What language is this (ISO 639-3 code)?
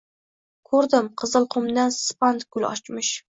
uzb